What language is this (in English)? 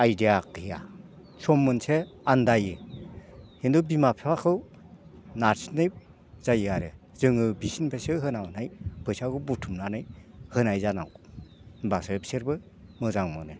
Bodo